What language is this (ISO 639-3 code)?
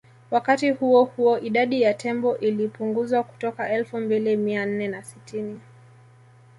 swa